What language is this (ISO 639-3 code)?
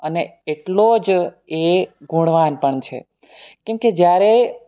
guj